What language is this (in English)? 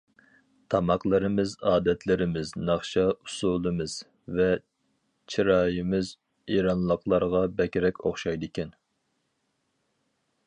Uyghur